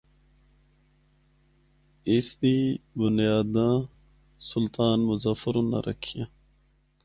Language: Northern Hindko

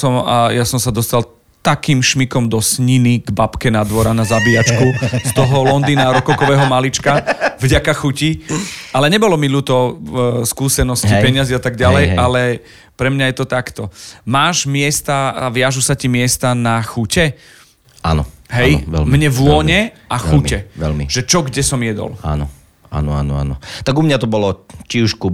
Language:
Slovak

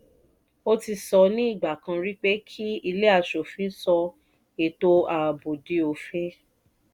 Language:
Yoruba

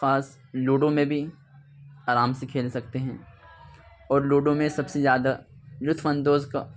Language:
Urdu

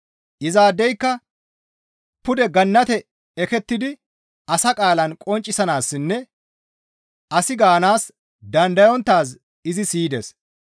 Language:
Gamo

